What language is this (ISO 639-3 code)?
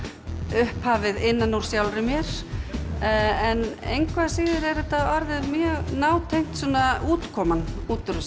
isl